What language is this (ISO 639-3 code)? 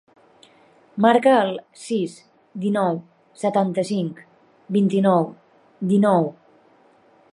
cat